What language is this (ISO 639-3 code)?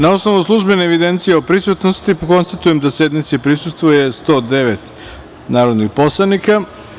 srp